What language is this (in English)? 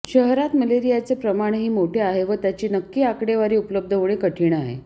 Marathi